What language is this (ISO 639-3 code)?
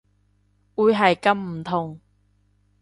yue